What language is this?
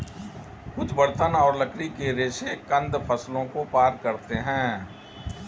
Hindi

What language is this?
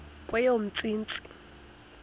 Xhosa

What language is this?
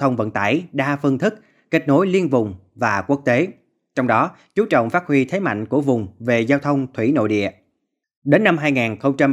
Vietnamese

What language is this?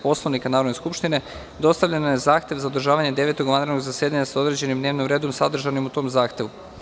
Serbian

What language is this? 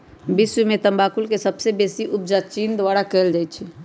Magahi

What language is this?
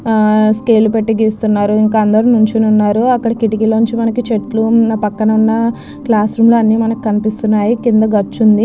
Telugu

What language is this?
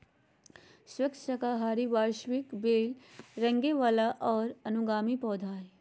Magahi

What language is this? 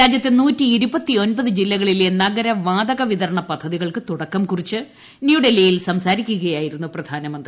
Malayalam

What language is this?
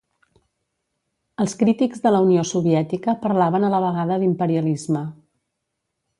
Catalan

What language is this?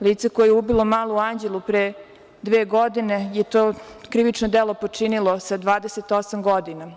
Serbian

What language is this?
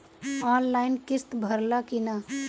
Bhojpuri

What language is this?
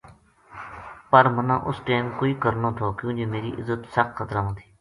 Gujari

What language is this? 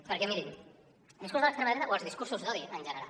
Catalan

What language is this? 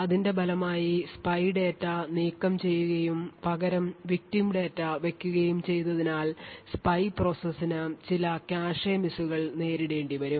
Malayalam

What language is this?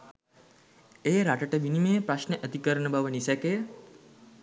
Sinhala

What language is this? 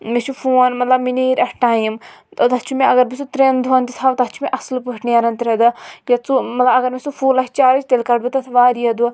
Kashmiri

